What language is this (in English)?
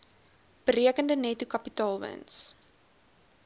Afrikaans